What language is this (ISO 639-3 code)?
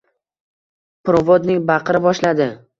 uzb